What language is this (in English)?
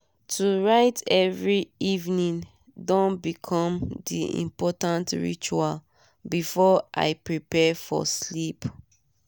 Nigerian Pidgin